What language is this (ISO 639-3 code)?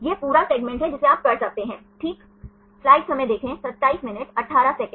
hin